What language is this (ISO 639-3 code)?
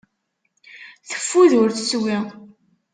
kab